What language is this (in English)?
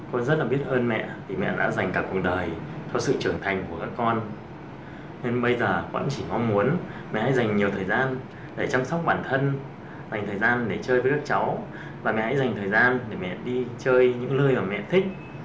Vietnamese